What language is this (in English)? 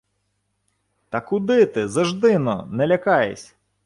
Ukrainian